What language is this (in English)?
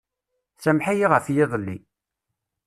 Kabyle